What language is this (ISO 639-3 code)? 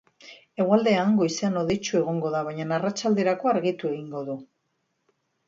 eus